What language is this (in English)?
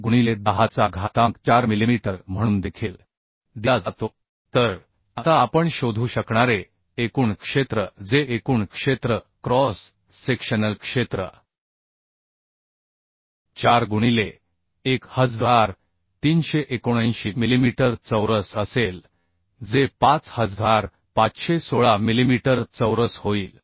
Marathi